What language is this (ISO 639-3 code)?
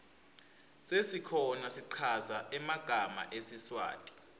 ssw